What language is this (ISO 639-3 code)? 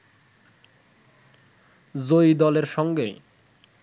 ben